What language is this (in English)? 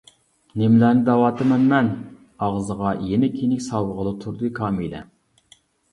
Uyghur